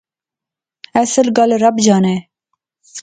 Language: Pahari-Potwari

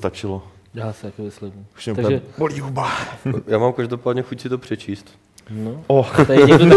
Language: Czech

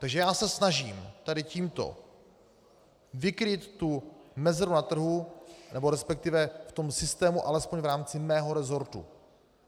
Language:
Czech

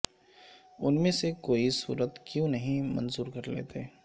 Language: Urdu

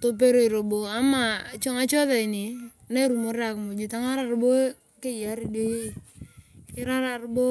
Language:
Turkana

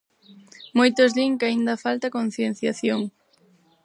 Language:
Galician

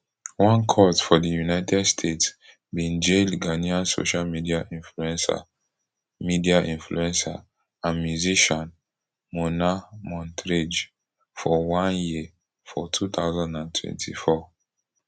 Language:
Nigerian Pidgin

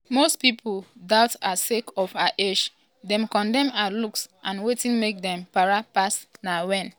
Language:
Nigerian Pidgin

